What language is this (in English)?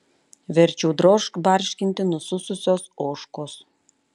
Lithuanian